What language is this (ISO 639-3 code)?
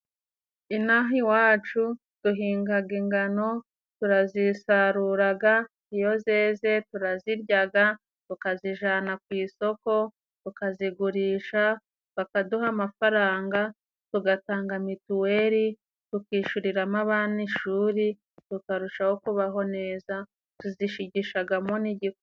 kin